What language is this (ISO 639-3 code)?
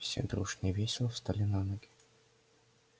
rus